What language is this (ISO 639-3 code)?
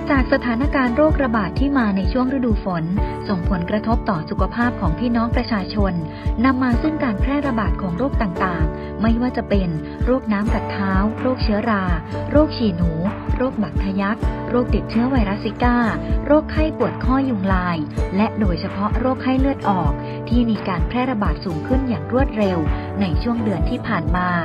tha